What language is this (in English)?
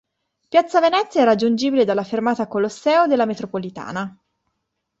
Italian